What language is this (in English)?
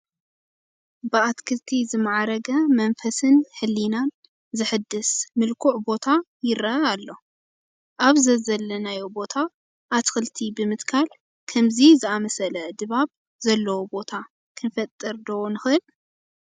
Tigrinya